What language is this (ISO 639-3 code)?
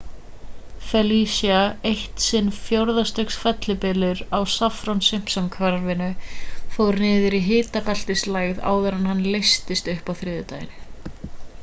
isl